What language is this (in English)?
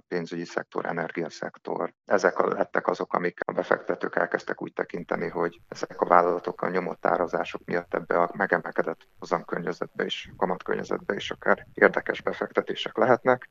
Hungarian